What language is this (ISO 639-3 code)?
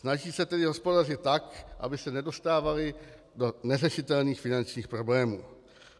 ces